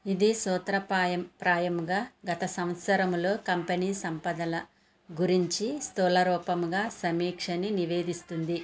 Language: Telugu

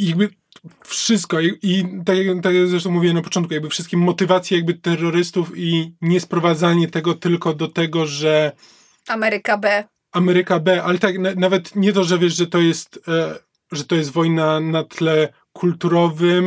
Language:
Polish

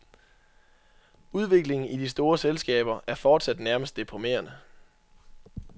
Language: Danish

